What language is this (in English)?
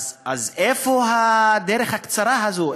Hebrew